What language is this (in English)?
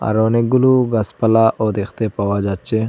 Bangla